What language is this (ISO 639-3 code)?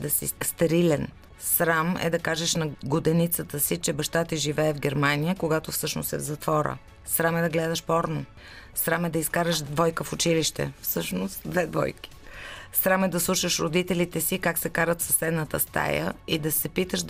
bul